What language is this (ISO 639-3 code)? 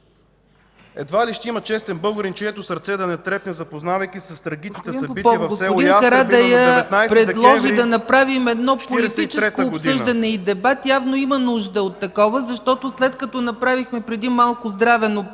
bul